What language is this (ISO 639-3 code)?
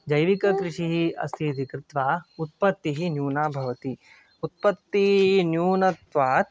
san